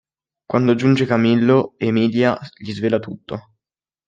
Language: Italian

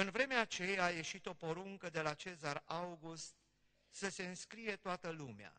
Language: Romanian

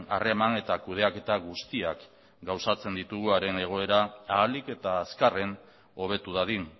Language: Basque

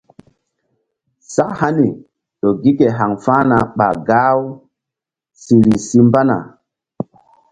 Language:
Mbum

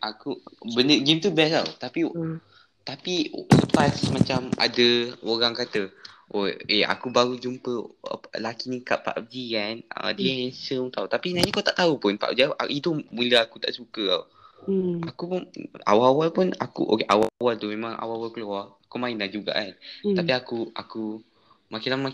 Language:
Malay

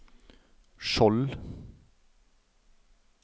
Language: Norwegian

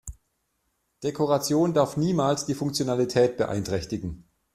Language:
German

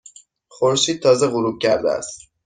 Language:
Persian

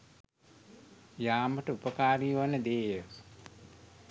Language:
Sinhala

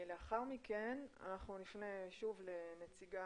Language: Hebrew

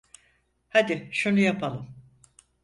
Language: Turkish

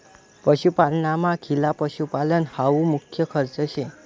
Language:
Marathi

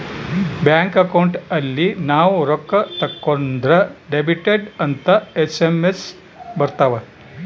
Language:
Kannada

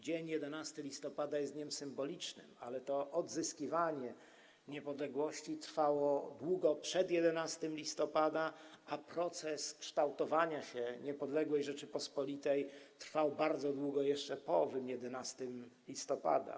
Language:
Polish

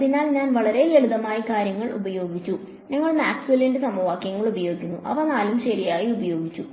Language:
Malayalam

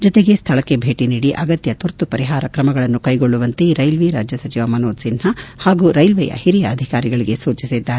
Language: Kannada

